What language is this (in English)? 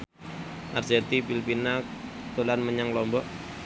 Javanese